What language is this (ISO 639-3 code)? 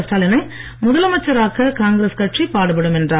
tam